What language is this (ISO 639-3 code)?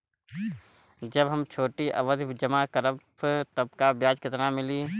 bho